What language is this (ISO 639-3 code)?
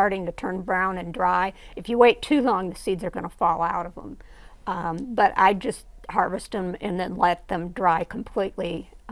eng